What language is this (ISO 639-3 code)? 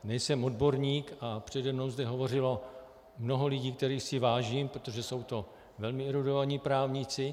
ces